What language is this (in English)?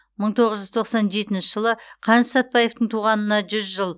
Kazakh